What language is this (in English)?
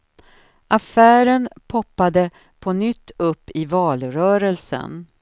Swedish